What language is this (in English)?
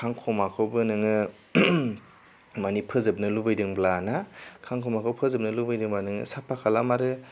Bodo